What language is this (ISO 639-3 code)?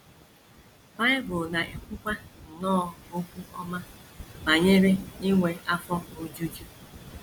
ibo